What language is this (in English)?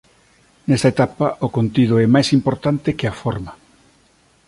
Galician